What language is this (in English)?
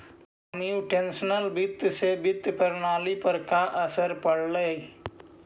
Magahi